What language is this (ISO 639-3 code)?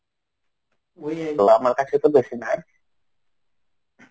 ben